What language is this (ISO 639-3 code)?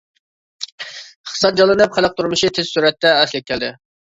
uig